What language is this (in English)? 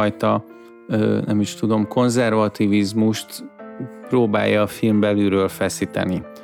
Hungarian